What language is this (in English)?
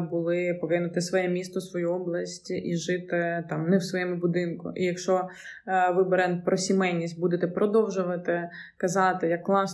Ukrainian